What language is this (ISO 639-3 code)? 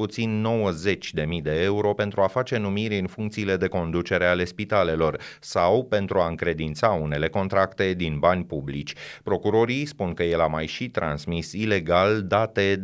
ron